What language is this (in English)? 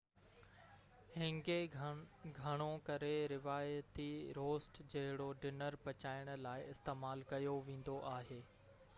Sindhi